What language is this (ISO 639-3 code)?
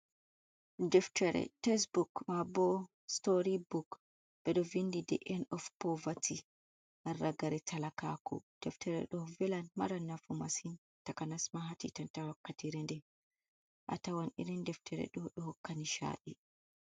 ful